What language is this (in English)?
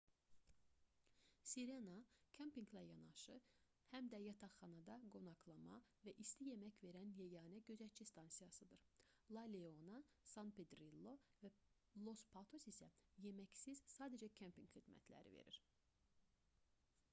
Azerbaijani